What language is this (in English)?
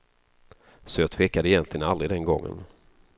Swedish